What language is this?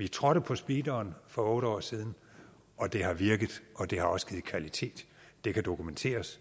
Danish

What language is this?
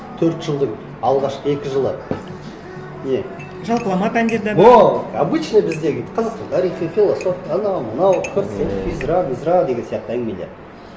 Kazakh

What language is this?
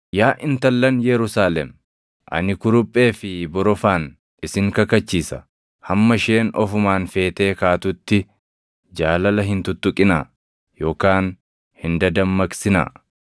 Oromo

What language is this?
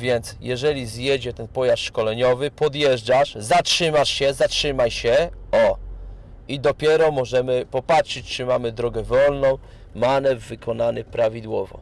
Polish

